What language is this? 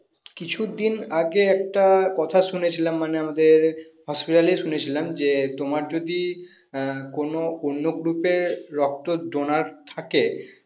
Bangla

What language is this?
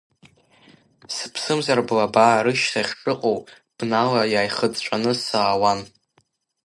Abkhazian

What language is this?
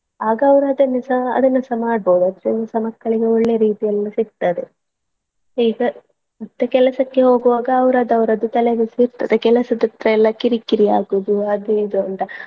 Kannada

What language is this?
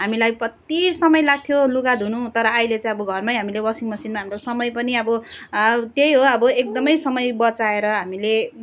Nepali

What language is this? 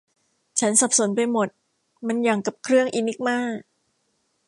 Thai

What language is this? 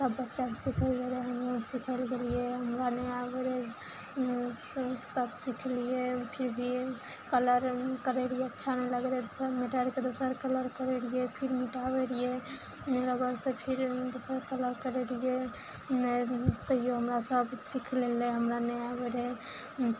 Maithili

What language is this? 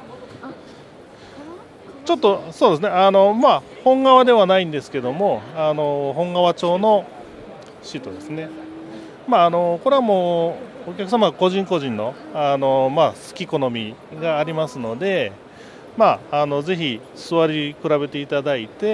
Japanese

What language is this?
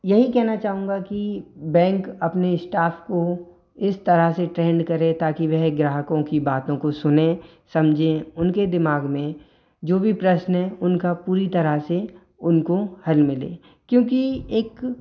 Hindi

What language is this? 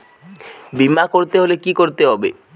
Bangla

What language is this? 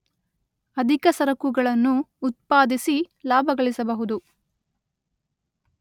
Kannada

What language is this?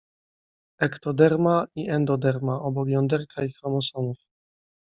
Polish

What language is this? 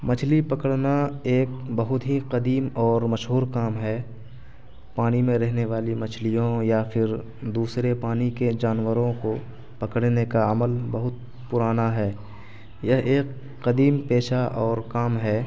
Urdu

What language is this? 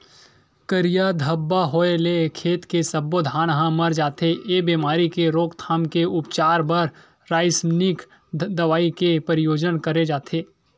Chhattisgarhi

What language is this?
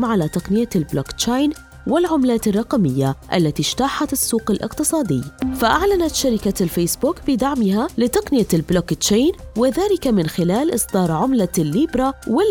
Arabic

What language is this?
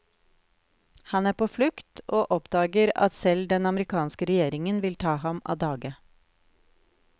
Norwegian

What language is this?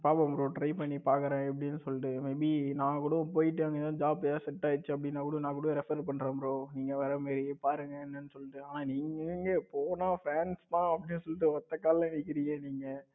Tamil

